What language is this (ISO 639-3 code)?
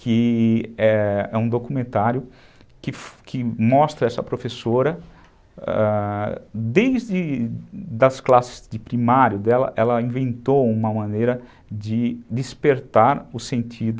por